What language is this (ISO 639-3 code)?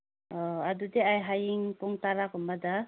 mni